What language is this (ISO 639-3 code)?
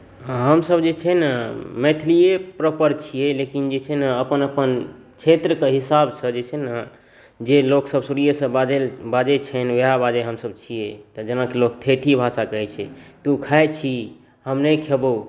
mai